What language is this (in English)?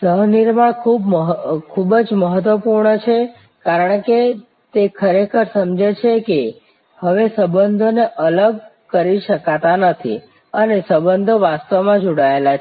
Gujarati